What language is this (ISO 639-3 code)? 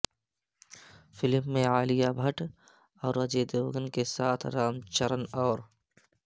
urd